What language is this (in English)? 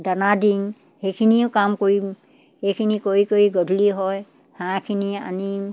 Assamese